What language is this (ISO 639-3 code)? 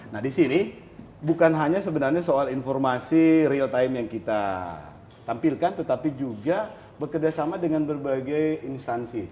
ind